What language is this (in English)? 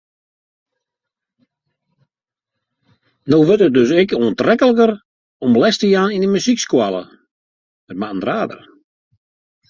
Western Frisian